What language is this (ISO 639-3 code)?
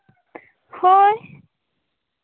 sat